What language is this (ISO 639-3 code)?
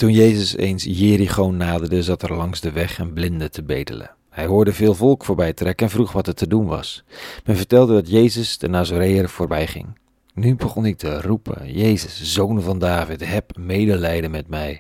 nld